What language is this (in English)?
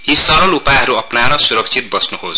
Nepali